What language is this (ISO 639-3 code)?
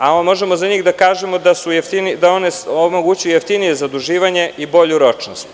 srp